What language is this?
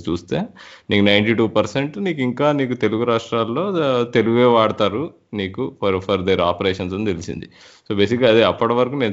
Telugu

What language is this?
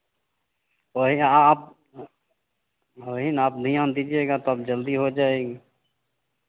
Hindi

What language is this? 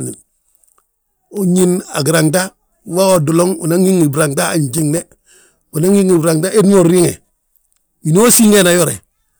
Balanta-Ganja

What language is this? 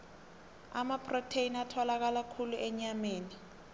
South Ndebele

